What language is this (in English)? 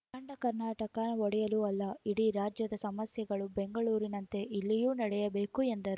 Kannada